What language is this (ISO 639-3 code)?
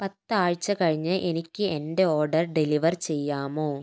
mal